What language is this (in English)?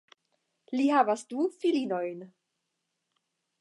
Esperanto